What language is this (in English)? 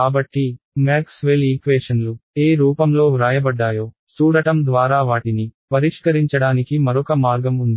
Telugu